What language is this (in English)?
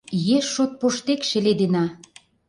Mari